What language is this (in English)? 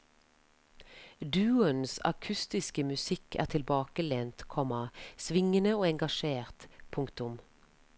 Norwegian